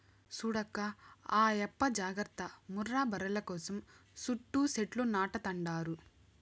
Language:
Telugu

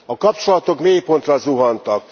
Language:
Hungarian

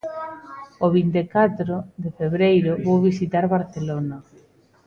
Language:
Galician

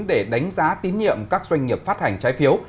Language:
Vietnamese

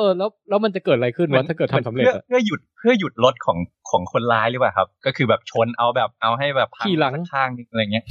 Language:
Thai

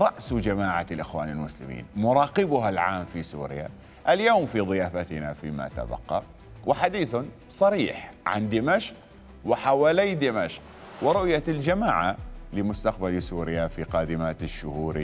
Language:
Arabic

